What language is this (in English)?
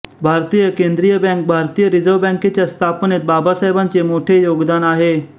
Marathi